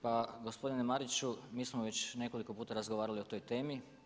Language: Croatian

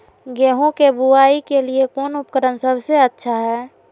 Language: Magahi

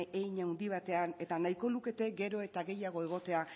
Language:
Basque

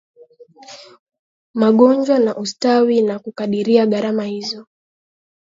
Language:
Swahili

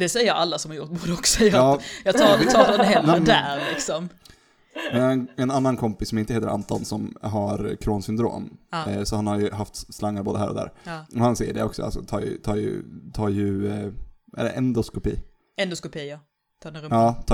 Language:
Swedish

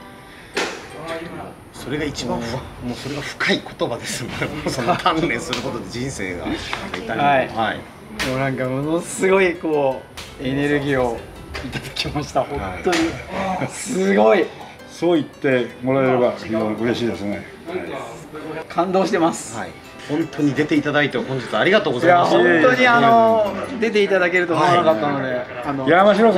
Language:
Japanese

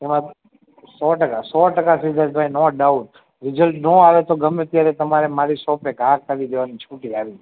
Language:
Gujarati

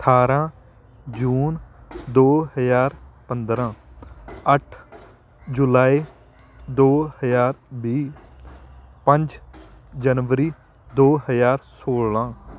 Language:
Punjabi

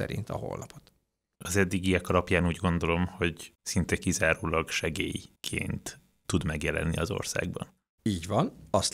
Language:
Hungarian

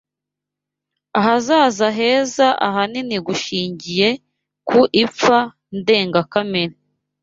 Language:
Kinyarwanda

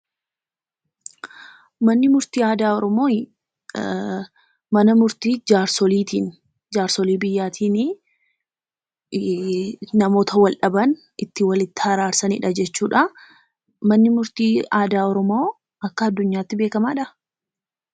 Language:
Oromo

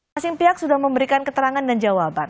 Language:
Indonesian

